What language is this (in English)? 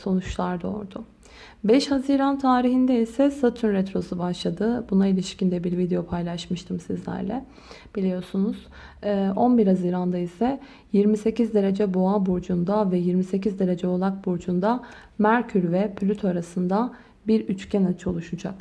Turkish